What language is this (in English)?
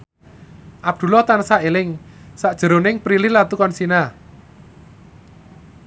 Javanese